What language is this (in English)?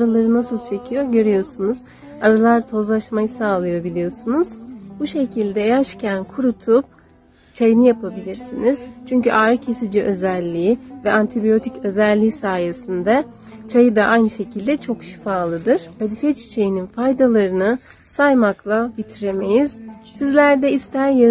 Turkish